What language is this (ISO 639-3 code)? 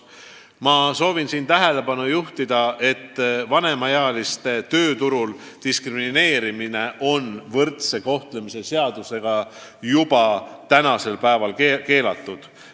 est